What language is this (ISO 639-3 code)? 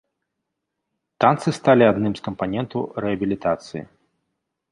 bel